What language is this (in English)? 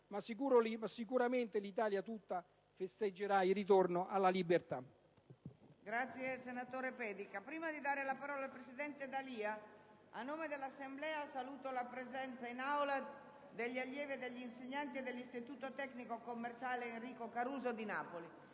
Italian